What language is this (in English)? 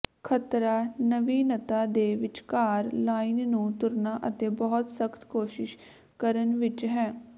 Punjabi